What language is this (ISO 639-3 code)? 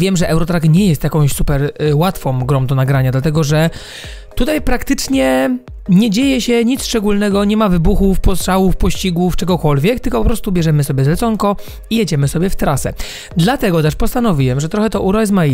pol